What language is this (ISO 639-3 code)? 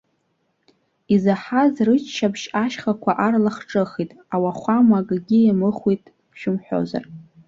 abk